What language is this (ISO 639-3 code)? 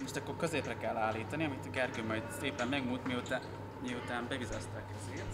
hun